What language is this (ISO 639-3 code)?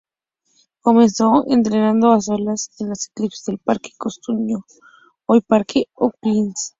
spa